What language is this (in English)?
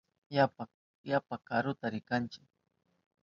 Southern Pastaza Quechua